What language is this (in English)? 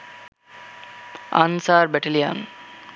Bangla